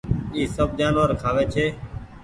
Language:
Goaria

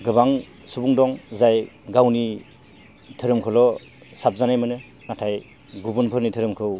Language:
Bodo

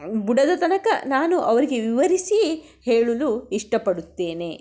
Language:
Kannada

